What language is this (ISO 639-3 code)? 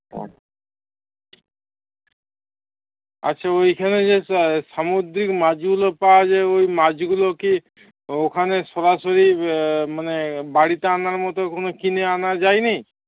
ben